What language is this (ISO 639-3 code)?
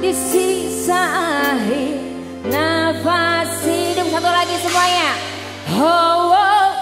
ind